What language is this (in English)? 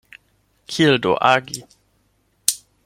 Esperanto